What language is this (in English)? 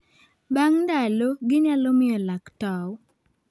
Luo (Kenya and Tanzania)